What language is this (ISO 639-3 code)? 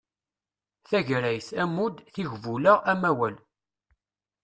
kab